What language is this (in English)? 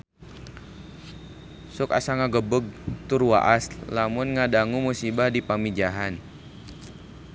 Sundanese